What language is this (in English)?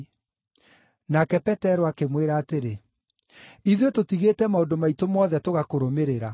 Kikuyu